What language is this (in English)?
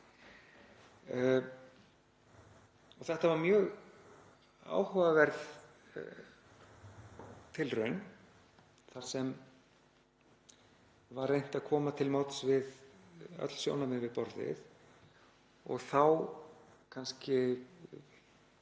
Icelandic